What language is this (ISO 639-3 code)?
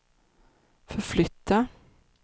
swe